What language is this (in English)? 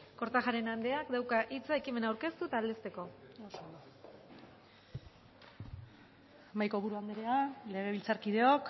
Basque